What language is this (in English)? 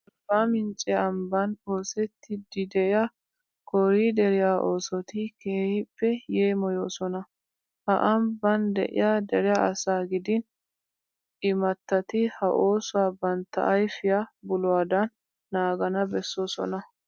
Wolaytta